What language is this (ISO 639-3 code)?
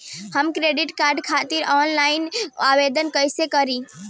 bho